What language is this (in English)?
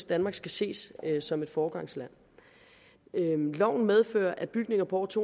Danish